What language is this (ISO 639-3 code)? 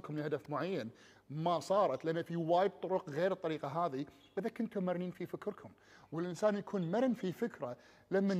ara